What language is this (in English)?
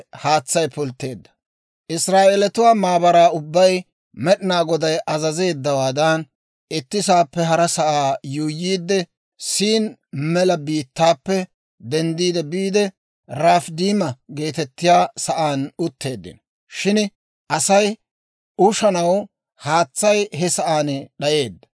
Dawro